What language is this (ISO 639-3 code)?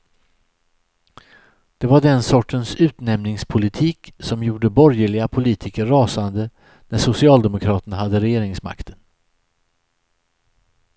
swe